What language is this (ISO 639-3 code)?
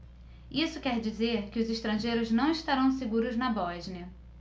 por